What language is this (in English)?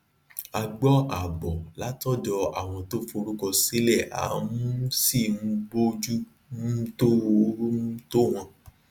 Yoruba